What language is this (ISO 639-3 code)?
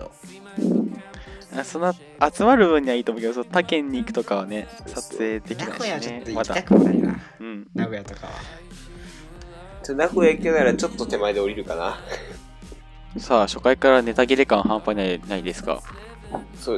jpn